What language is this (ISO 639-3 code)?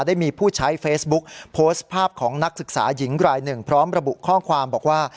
tha